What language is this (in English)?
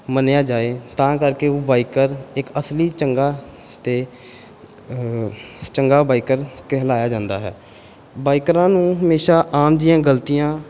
Punjabi